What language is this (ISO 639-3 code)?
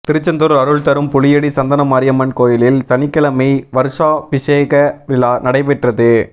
tam